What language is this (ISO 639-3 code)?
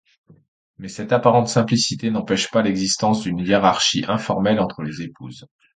fra